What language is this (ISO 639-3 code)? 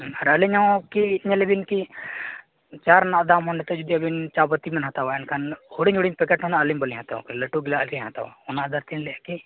sat